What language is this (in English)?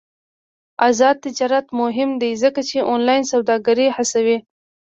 Pashto